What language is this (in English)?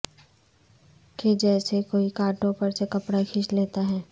Urdu